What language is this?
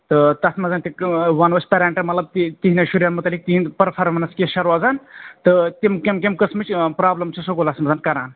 Kashmiri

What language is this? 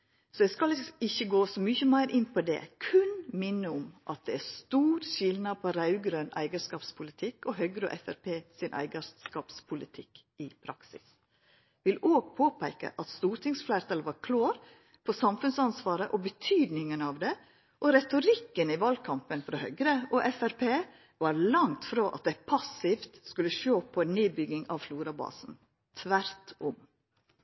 Norwegian Nynorsk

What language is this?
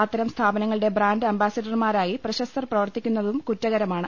Malayalam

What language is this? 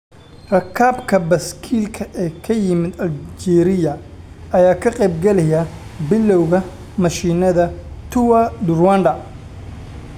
Somali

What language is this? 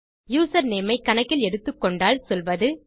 Tamil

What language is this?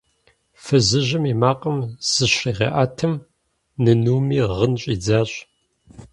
Kabardian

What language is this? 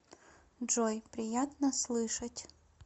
Russian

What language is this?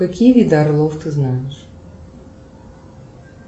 Russian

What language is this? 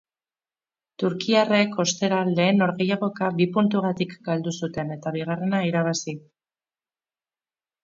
Basque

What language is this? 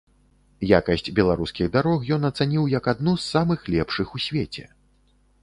Belarusian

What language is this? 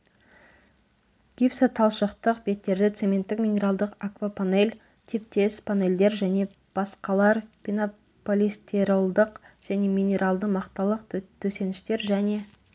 Kazakh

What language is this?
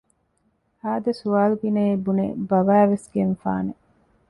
Divehi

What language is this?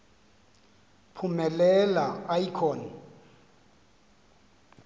Xhosa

